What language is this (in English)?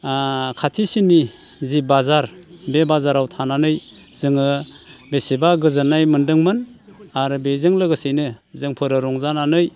Bodo